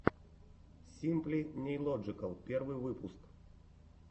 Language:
Russian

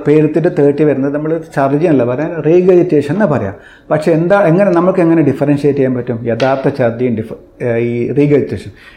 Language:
Malayalam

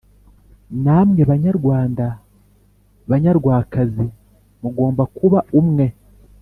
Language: Kinyarwanda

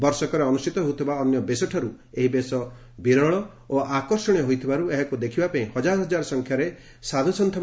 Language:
Odia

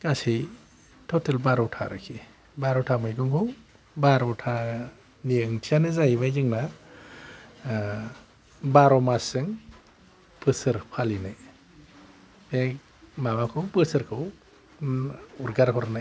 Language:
Bodo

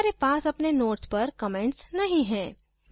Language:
Hindi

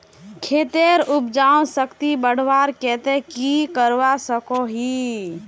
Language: Magahi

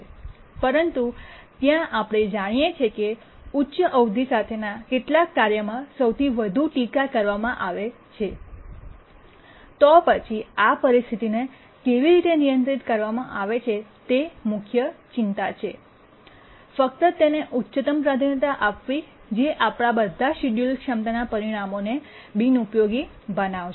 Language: Gujarati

